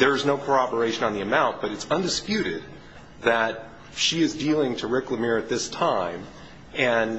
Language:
English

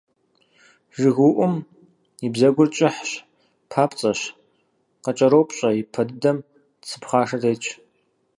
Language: Kabardian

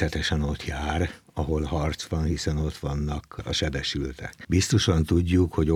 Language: Hungarian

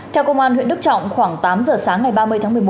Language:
Vietnamese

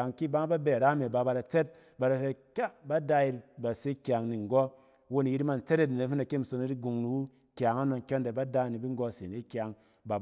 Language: Cen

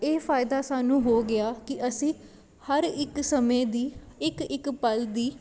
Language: Punjabi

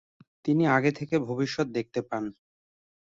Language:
Bangla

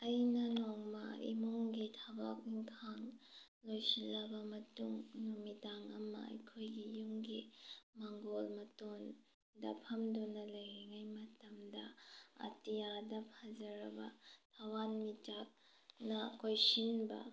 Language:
Manipuri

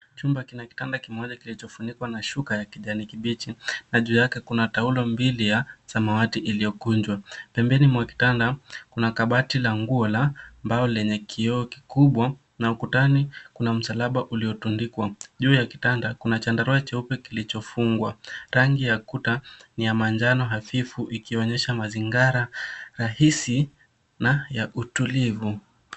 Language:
Swahili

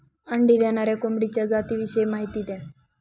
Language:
Marathi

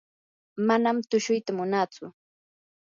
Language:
Yanahuanca Pasco Quechua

